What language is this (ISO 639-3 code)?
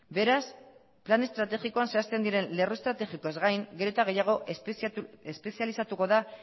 eus